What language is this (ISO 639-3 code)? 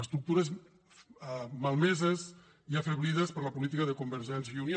cat